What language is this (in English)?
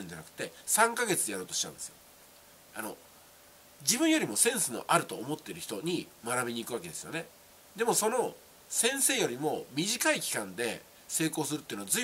Japanese